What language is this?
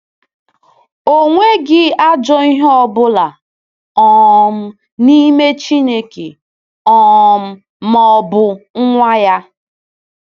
Igbo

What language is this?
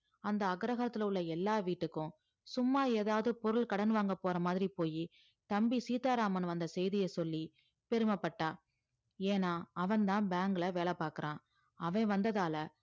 Tamil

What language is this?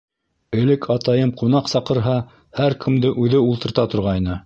Bashkir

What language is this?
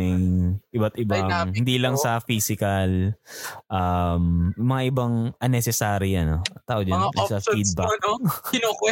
Filipino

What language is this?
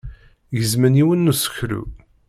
Kabyle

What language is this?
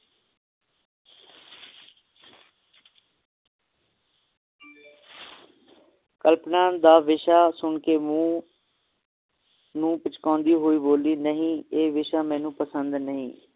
Punjabi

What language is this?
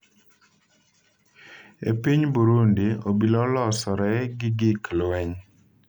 Luo (Kenya and Tanzania)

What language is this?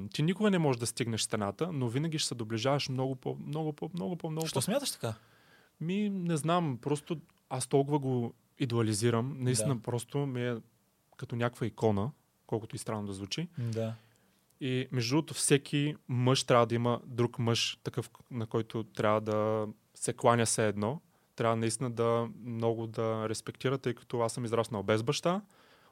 Bulgarian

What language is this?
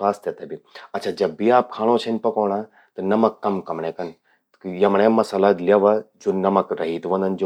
Garhwali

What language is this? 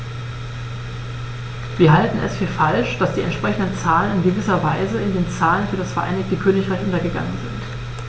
German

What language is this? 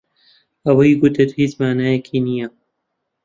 Central Kurdish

